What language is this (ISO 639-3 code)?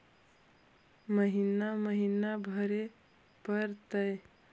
mag